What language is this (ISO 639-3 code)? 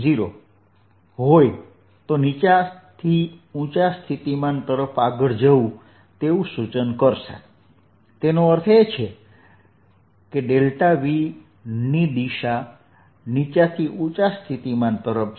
guj